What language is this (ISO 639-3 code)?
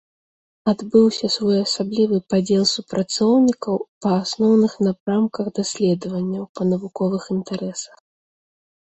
bel